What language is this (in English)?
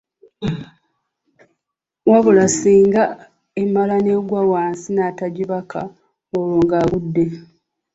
Ganda